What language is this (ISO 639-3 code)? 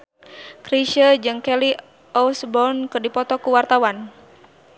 sun